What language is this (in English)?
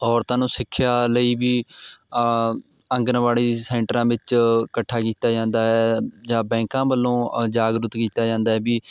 Punjabi